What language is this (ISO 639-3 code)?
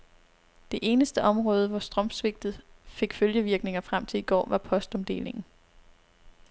dan